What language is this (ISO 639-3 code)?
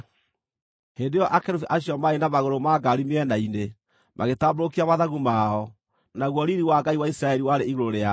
kik